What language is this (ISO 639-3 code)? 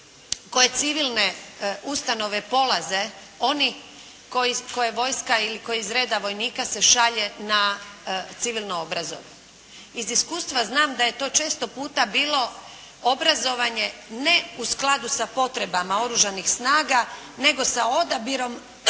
hrv